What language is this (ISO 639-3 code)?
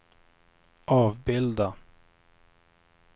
swe